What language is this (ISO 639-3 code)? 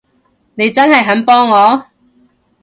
yue